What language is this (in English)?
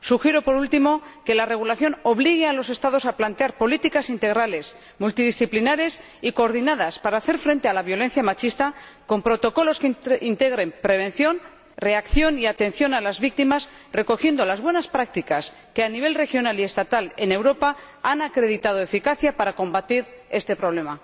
Spanish